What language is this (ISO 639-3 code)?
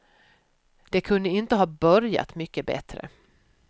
swe